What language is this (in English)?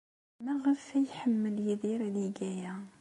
Kabyle